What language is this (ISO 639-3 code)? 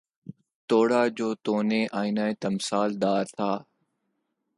urd